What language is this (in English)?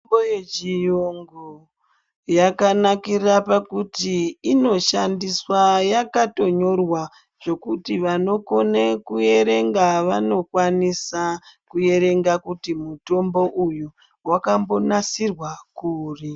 Ndau